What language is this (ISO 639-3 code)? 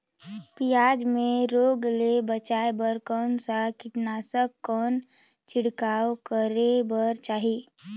hne